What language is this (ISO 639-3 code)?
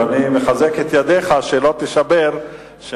heb